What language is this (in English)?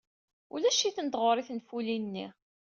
Kabyle